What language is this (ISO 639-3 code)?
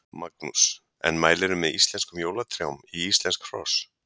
isl